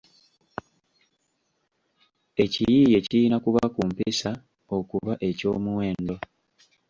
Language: Ganda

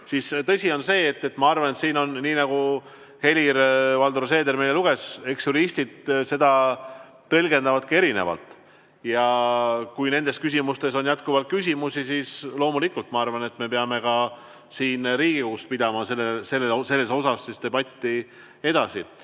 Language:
Estonian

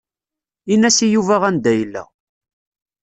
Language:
Kabyle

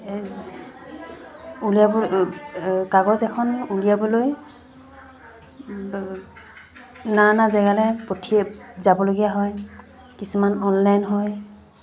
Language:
Assamese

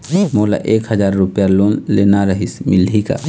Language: Chhattisgarhi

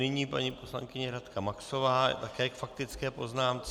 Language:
Czech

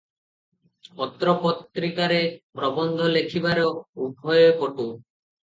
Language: Odia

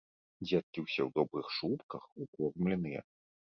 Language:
Belarusian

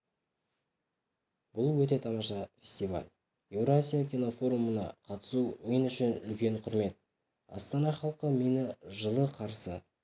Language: Kazakh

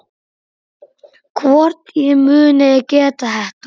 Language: Icelandic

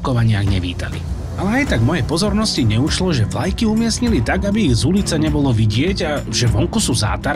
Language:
Slovak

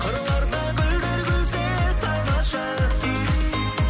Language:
Kazakh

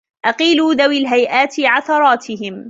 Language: Arabic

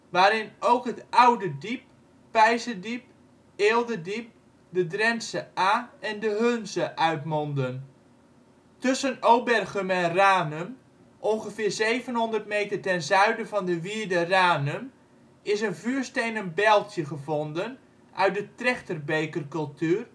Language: Dutch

